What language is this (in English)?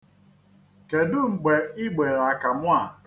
Igbo